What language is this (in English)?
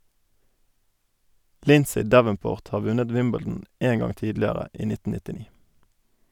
Norwegian